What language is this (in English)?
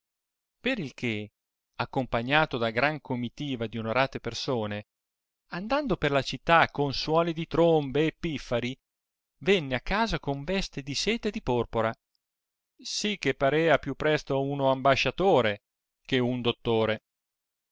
Italian